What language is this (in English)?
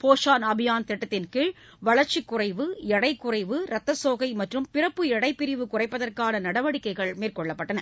Tamil